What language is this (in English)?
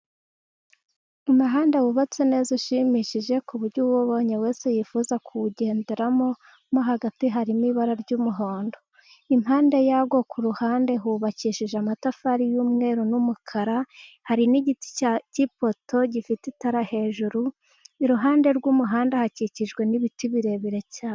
Kinyarwanda